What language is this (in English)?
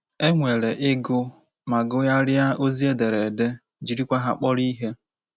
Igbo